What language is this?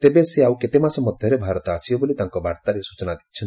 Odia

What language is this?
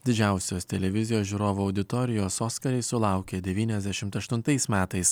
Lithuanian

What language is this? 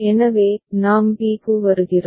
Tamil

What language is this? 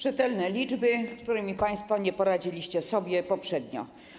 Polish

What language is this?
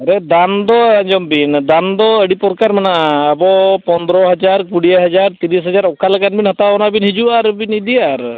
Santali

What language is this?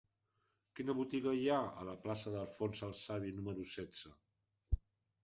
Catalan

